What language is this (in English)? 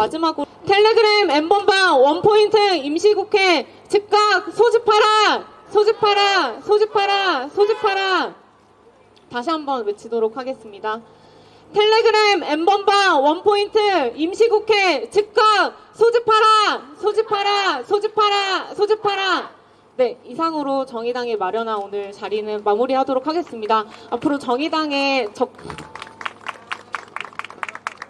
Korean